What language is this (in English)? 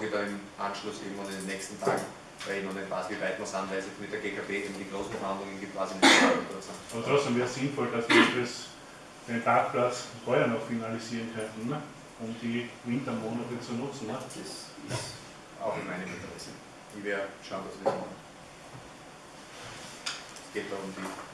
German